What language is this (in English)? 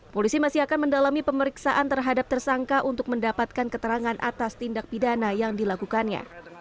Indonesian